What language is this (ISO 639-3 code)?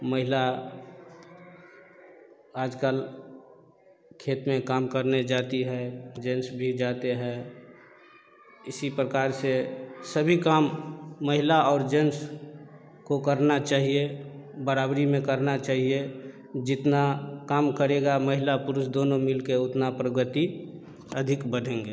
hin